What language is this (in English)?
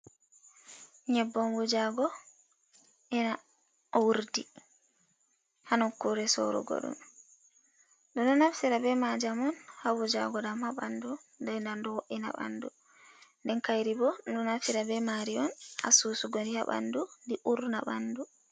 Fula